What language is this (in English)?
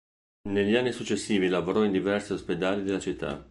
Italian